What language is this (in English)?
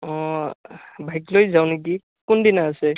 Assamese